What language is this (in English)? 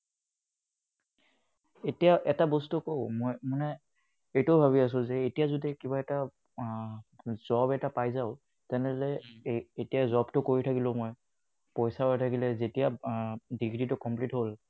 Assamese